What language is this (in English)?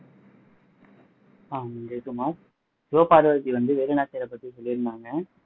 Tamil